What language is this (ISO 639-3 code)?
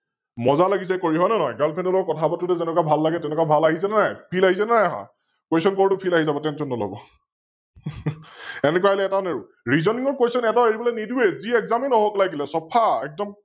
asm